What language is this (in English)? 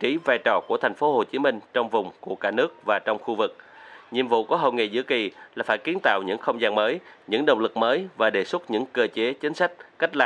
Vietnamese